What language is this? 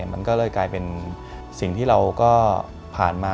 Thai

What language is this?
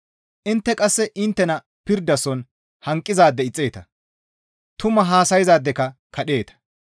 Gamo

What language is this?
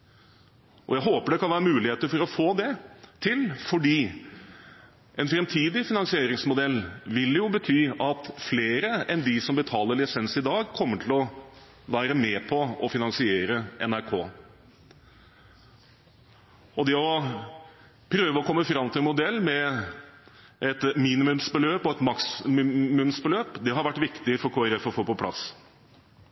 Norwegian Bokmål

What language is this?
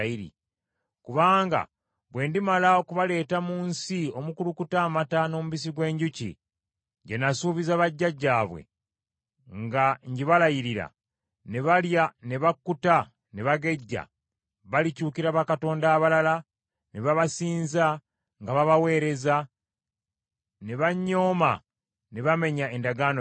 Ganda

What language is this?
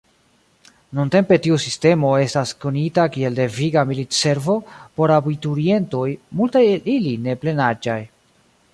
Esperanto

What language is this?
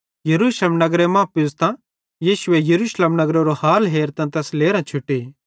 Bhadrawahi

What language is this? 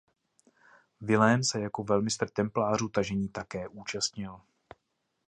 Czech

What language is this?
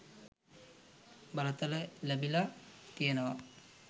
Sinhala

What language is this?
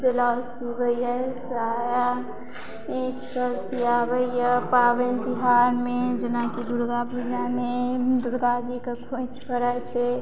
Maithili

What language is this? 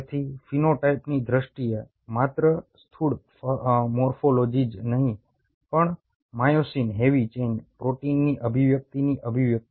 Gujarati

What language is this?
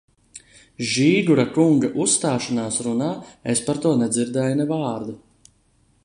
Latvian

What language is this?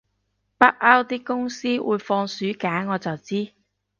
Cantonese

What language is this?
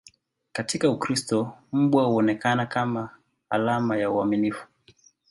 Swahili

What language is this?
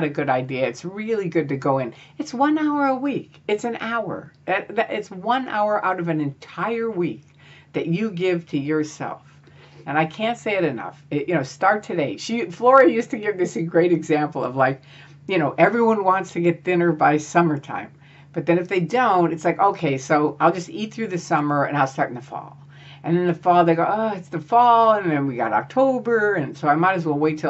English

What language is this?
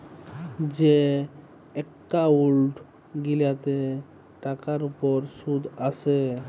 Bangla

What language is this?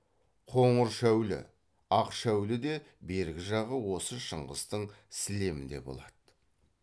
Kazakh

